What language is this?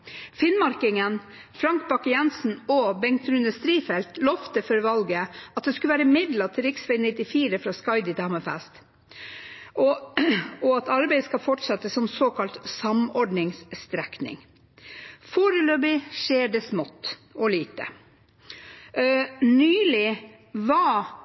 Norwegian Nynorsk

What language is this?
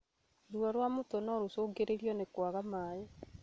Kikuyu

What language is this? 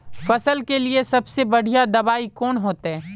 Magahi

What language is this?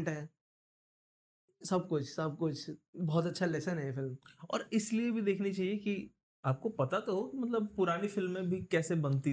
Hindi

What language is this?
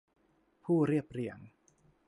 Thai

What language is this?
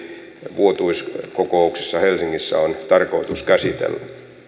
Finnish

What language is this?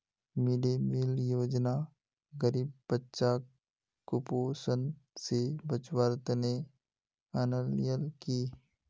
Magahi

